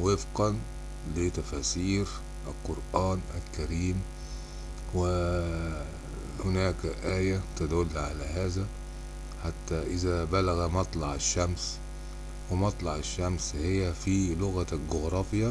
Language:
Arabic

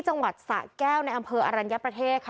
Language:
Thai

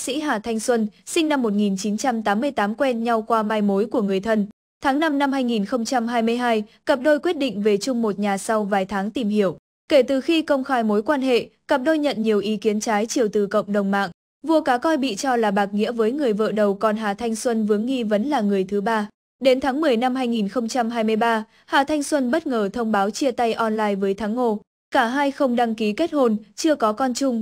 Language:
Vietnamese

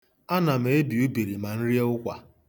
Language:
Igbo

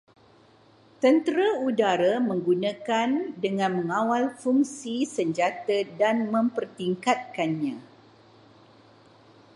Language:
Malay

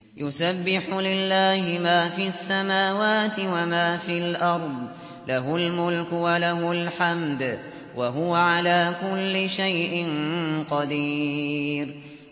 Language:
Arabic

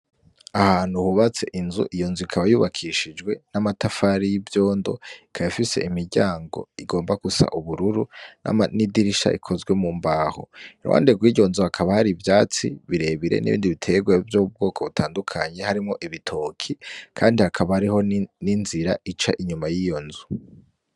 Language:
Rundi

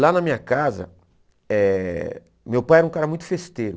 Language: Portuguese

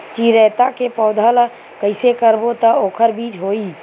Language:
Chhattisgarhi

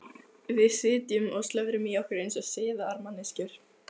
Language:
Icelandic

